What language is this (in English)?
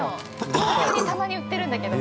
Japanese